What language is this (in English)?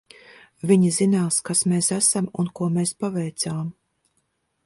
Latvian